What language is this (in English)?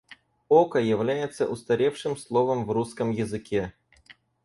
Russian